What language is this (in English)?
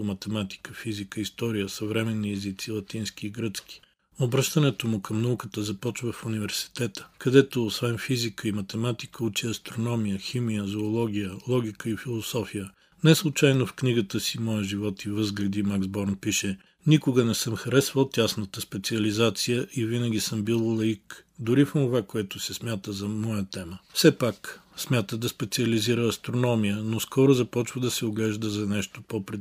Bulgarian